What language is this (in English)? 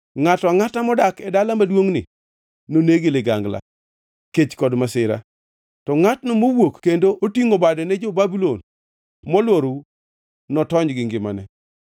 Luo (Kenya and Tanzania)